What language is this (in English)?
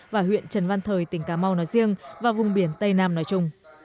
Vietnamese